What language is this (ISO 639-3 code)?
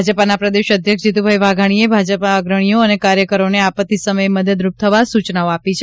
guj